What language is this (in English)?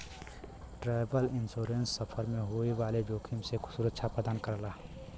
Bhojpuri